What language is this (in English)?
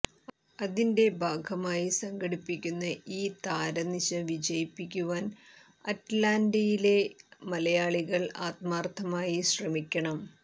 Malayalam